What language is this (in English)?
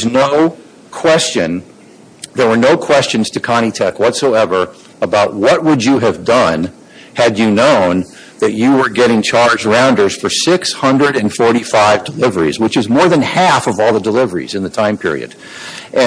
English